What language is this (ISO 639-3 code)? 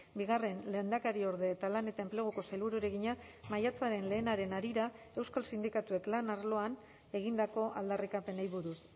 eus